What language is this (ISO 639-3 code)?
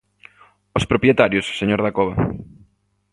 glg